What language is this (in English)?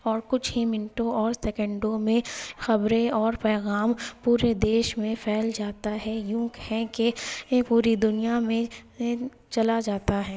Urdu